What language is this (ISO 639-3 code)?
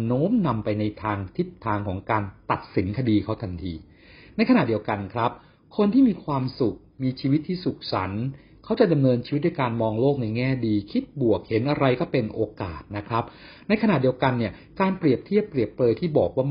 tha